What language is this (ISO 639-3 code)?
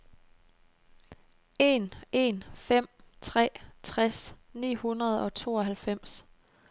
dan